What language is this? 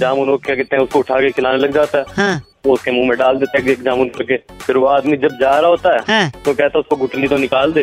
Hindi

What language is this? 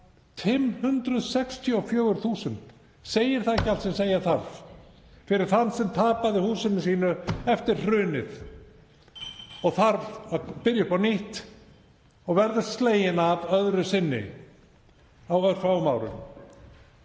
Icelandic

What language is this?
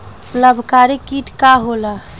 Bhojpuri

